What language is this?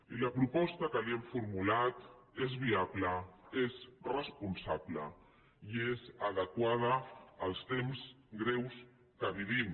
Catalan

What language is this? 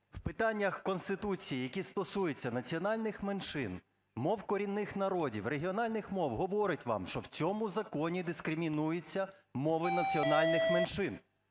Ukrainian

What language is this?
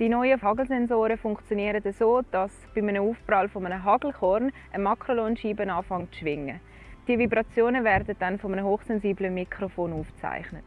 German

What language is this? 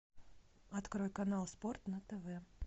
Russian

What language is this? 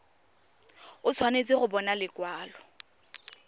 Tswana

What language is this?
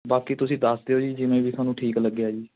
Punjabi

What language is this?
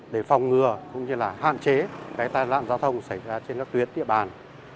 Vietnamese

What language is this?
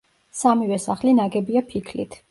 Georgian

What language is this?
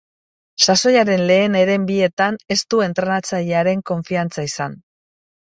Basque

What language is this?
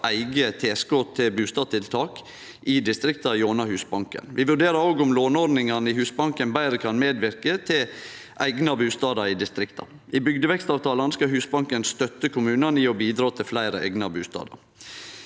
Norwegian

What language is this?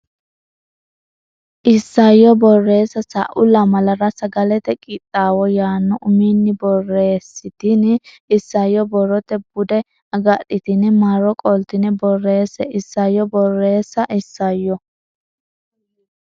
Sidamo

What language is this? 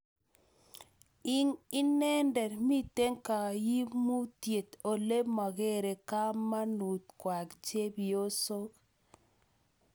Kalenjin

